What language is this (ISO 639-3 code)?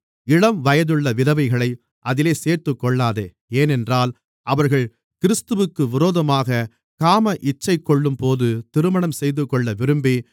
tam